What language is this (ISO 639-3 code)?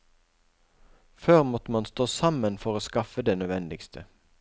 nor